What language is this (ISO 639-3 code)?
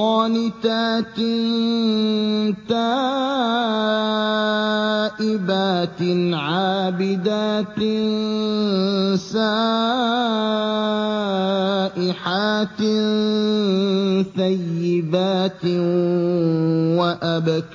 ara